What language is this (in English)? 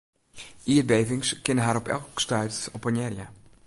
Western Frisian